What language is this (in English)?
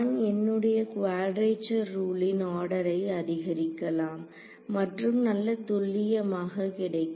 Tamil